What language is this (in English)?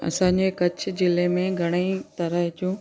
Sindhi